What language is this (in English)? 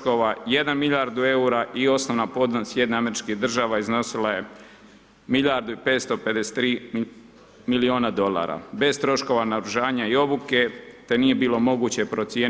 Croatian